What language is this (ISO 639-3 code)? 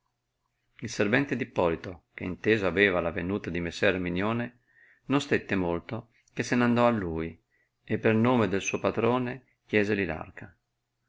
ita